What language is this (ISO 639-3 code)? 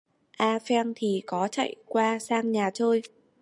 vie